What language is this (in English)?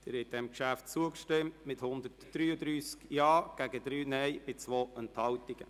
Swiss German